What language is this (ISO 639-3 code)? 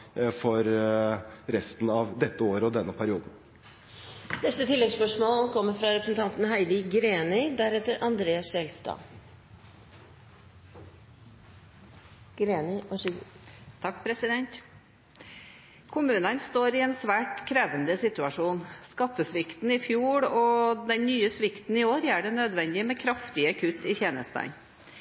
nor